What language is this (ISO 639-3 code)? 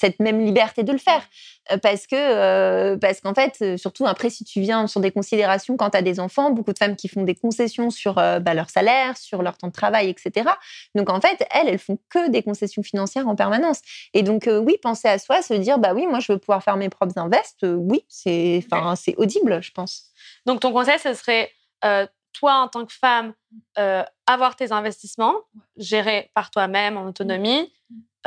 fra